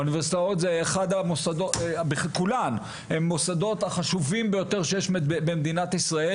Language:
Hebrew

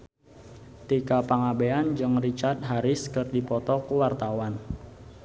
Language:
Sundanese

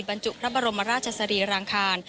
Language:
Thai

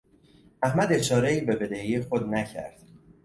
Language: Persian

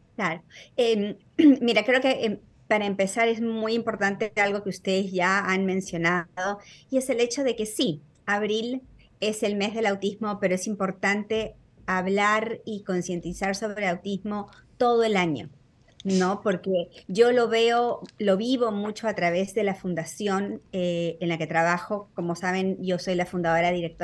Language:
Spanish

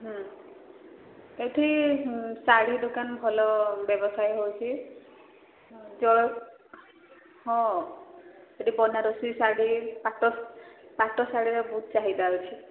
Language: Odia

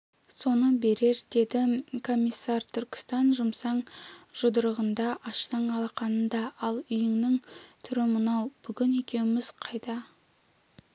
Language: Kazakh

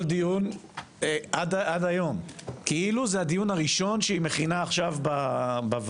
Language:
Hebrew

